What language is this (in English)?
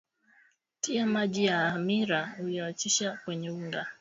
Swahili